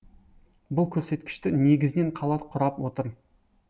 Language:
Kazakh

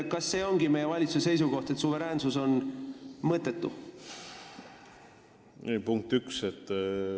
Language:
Estonian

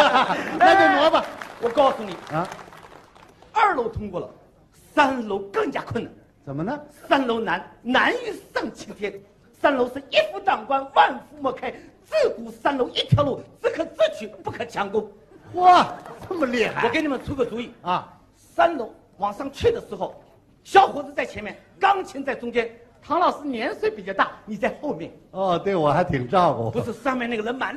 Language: Chinese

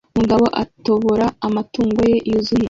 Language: Kinyarwanda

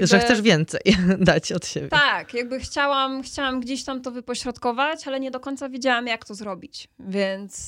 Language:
Polish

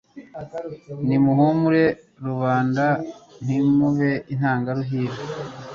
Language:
Kinyarwanda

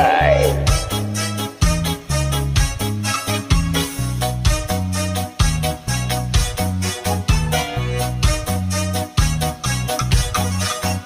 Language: Indonesian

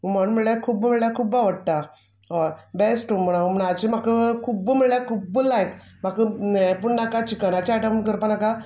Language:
Konkani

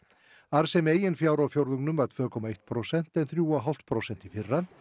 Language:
Icelandic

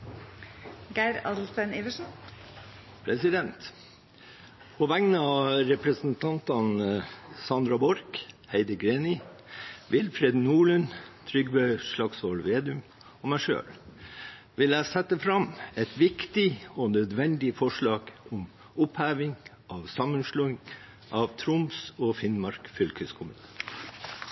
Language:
Norwegian Bokmål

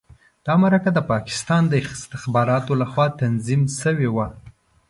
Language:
Pashto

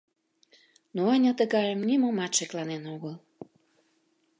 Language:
Mari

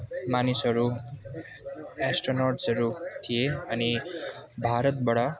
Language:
Nepali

